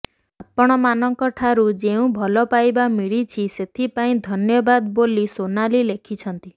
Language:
Odia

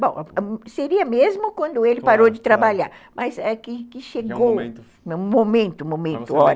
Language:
Portuguese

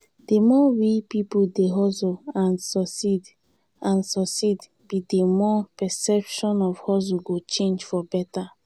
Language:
Nigerian Pidgin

